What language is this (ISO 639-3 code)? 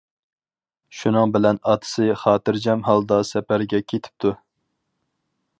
uig